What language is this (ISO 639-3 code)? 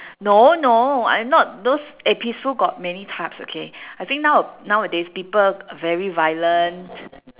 eng